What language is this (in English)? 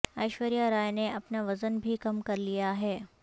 Urdu